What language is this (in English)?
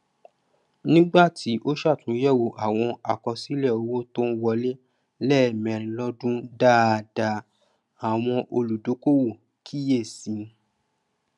Yoruba